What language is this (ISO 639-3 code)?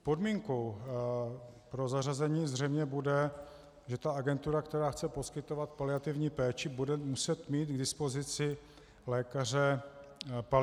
ces